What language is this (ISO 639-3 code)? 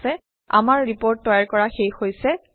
asm